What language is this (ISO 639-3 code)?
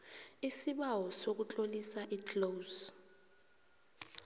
nbl